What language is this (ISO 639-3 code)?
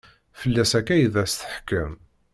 kab